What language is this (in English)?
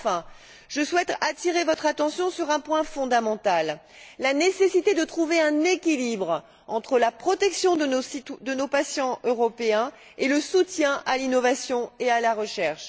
French